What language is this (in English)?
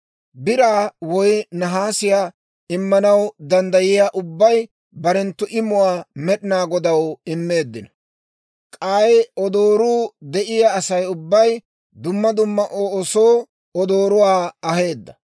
Dawro